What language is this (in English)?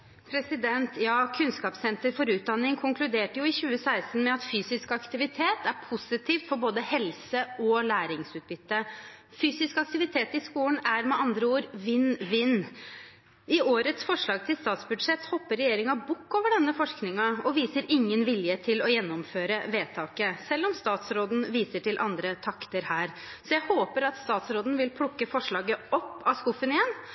Norwegian Bokmål